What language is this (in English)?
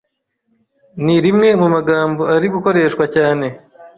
Kinyarwanda